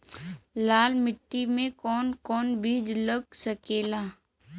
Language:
Bhojpuri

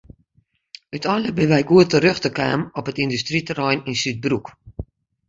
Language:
Western Frisian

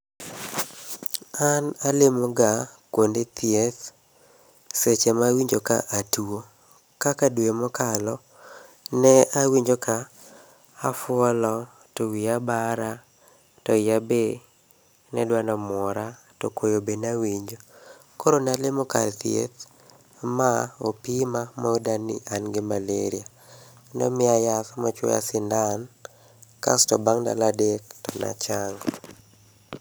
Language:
Luo (Kenya and Tanzania)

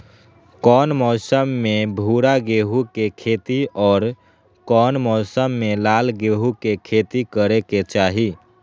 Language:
Magahi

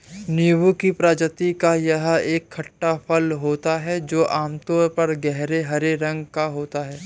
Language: Hindi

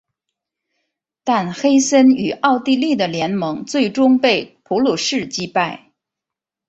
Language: Chinese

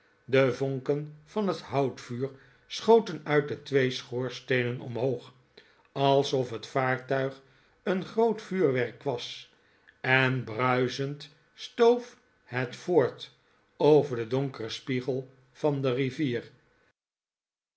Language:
Dutch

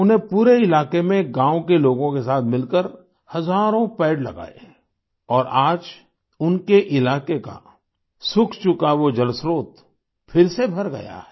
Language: Hindi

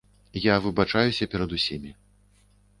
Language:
Belarusian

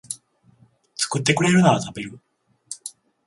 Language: Japanese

